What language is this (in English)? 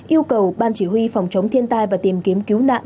Vietnamese